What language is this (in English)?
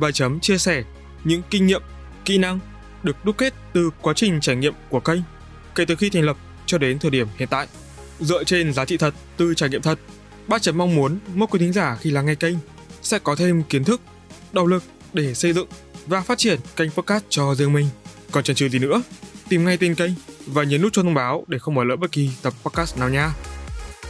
Vietnamese